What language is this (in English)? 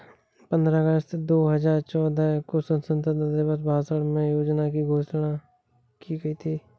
Hindi